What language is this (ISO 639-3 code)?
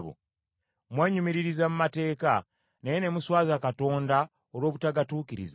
lug